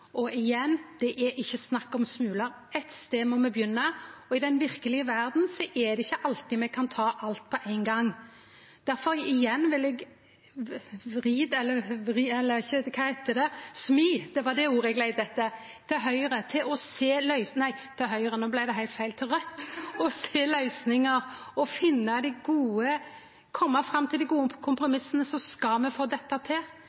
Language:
Norwegian Nynorsk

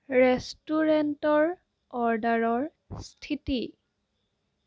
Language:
Assamese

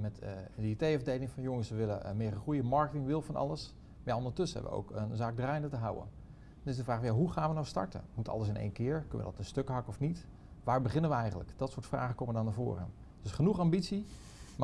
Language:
Dutch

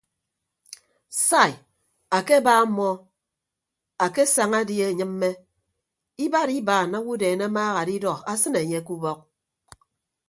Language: Ibibio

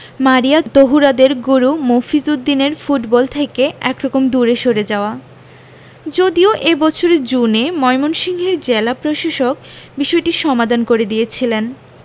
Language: Bangla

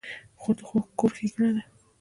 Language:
Pashto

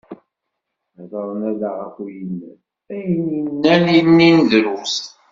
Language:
Kabyle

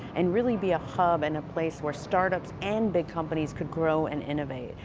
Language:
English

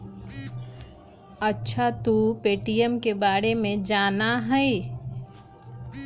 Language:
Magahi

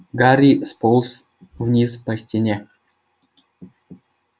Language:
Russian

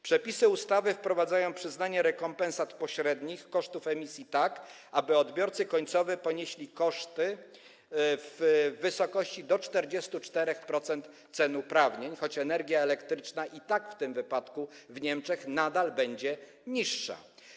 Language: Polish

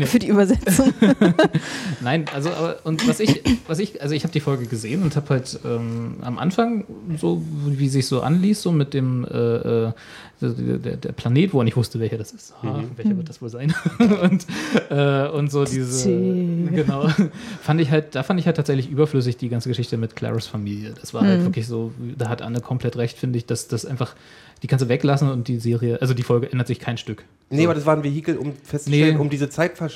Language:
German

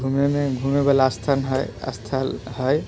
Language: Maithili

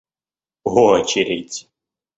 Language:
Russian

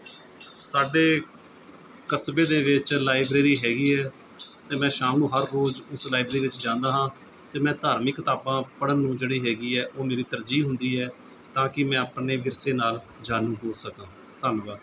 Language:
Punjabi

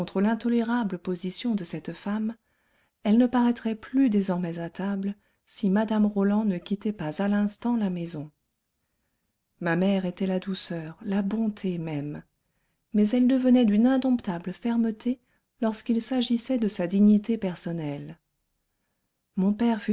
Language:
French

